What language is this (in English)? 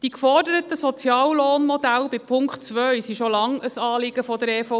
Swiss German